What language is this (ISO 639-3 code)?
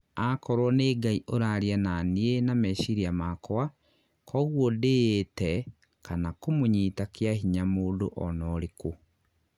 kik